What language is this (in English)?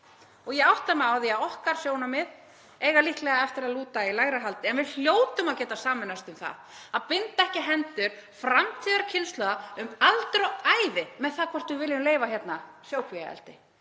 Icelandic